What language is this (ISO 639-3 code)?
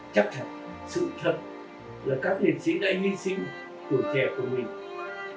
vie